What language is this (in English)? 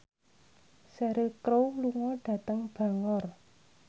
Javanese